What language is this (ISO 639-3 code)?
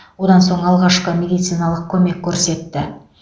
kaz